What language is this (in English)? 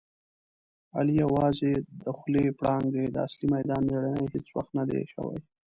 Pashto